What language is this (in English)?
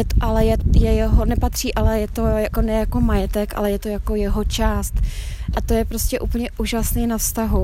Czech